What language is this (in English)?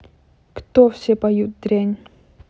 Russian